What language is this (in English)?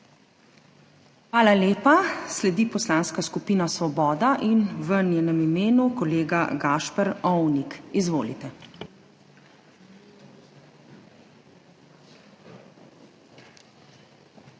Slovenian